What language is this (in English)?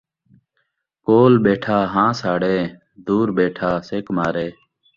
Saraiki